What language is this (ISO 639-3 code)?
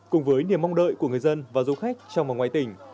vie